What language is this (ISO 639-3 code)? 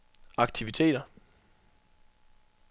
dan